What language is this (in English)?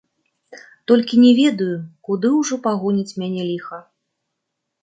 Belarusian